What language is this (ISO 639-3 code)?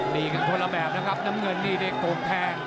tha